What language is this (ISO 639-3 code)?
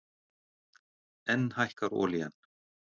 isl